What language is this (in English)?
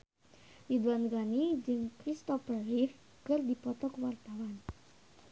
Sundanese